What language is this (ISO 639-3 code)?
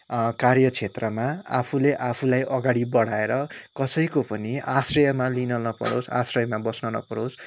nep